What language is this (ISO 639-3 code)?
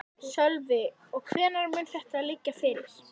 isl